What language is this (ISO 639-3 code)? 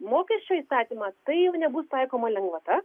lit